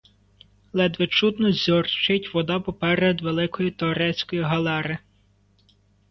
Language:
Ukrainian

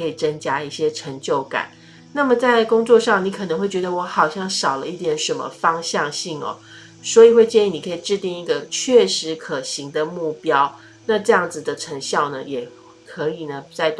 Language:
Chinese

